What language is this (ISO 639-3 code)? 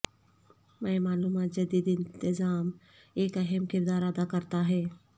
urd